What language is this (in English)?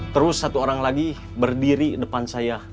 Indonesian